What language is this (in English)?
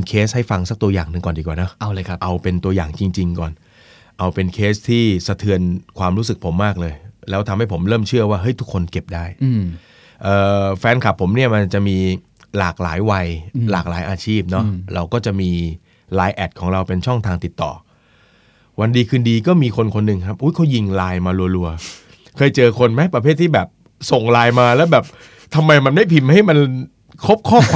Thai